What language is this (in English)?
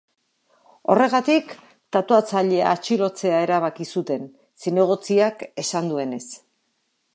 Basque